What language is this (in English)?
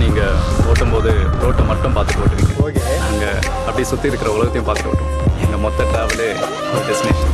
Tamil